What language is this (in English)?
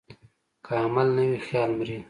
Pashto